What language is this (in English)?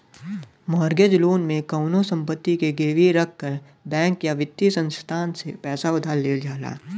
Bhojpuri